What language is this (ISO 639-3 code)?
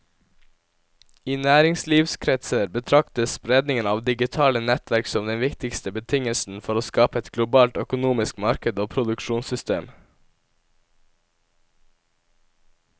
nor